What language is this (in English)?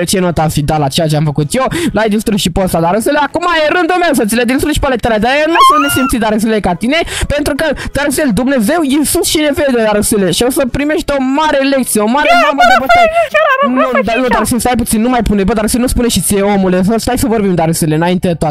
Romanian